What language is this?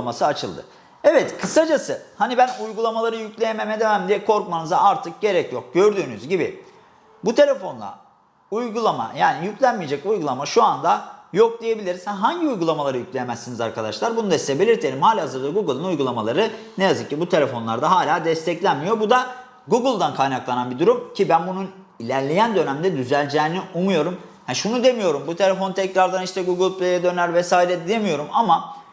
Turkish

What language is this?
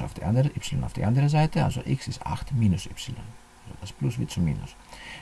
German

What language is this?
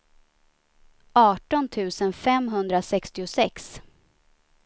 Swedish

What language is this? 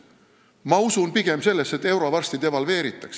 Estonian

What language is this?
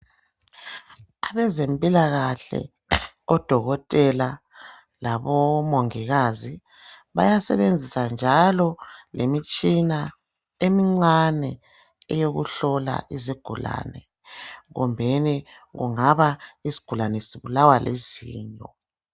North Ndebele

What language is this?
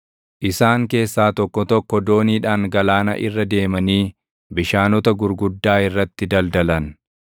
Oromo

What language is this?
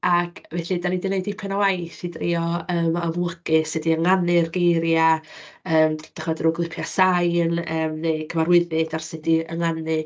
Welsh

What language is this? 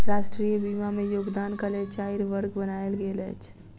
Maithili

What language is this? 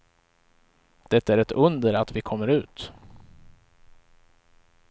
Swedish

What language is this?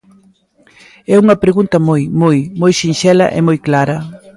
Galician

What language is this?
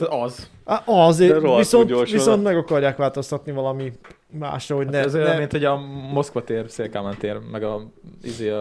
Hungarian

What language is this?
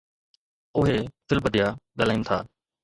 Sindhi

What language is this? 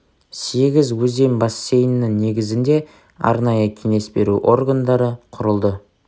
Kazakh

